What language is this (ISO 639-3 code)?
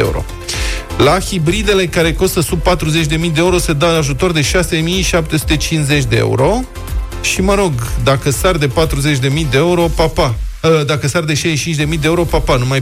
ron